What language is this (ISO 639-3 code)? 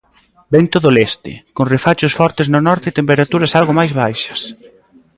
glg